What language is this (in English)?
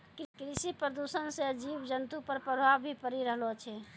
Maithili